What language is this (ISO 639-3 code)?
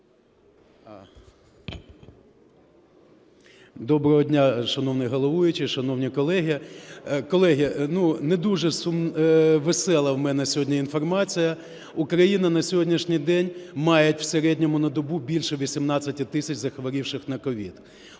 ukr